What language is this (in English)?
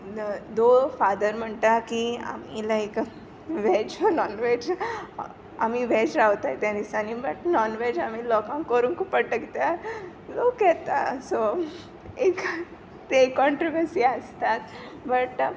Konkani